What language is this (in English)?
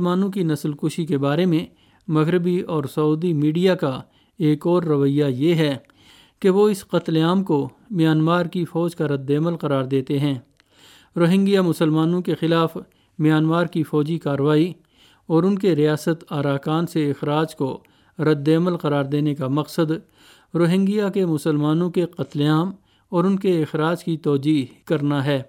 Urdu